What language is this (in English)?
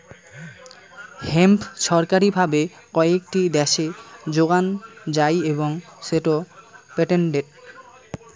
Bangla